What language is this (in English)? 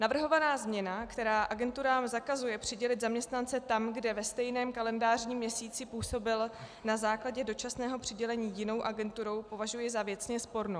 Czech